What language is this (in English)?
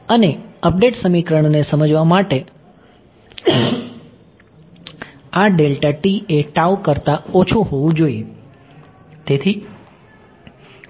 Gujarati